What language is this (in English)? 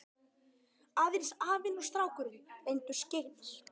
Icelandic